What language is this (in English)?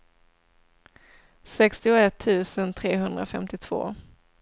Swedish